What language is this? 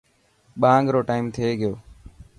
Dhatki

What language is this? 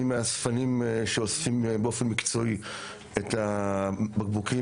Hebrew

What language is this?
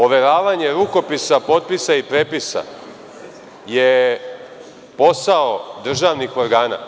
Serbian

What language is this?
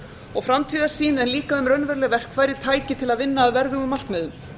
Icelandic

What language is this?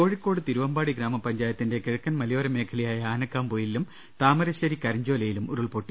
Malayalam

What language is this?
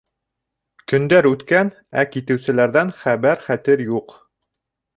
Bashkir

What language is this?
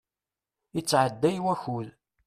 Kabyle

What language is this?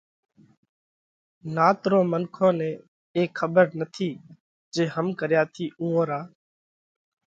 Parkari Koli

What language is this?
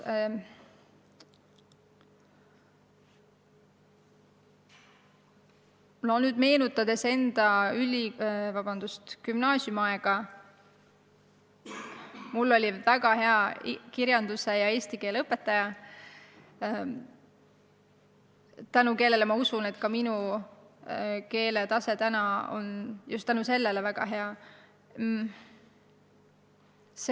Estonian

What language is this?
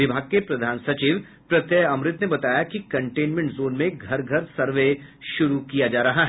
Hindi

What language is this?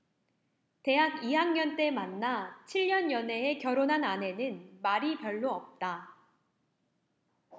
Korean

